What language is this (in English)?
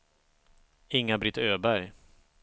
Swedish